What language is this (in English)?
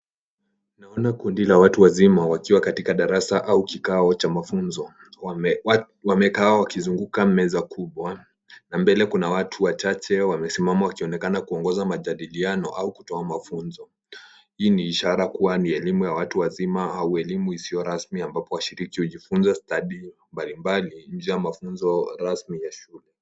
Swahili